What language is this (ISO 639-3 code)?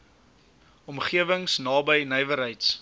afr